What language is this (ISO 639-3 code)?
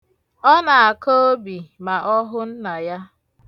ibo